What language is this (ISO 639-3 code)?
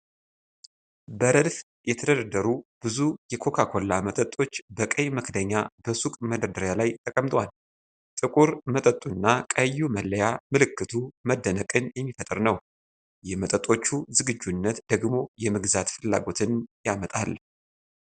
amh